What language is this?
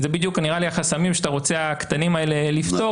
Hebrew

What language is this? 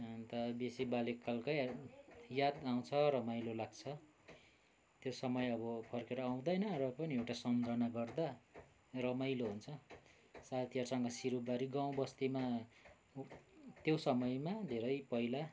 Nepali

